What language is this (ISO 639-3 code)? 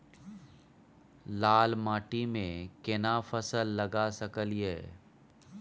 mai